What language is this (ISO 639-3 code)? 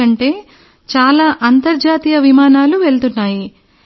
tel